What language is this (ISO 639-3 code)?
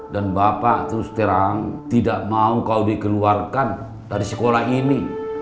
ind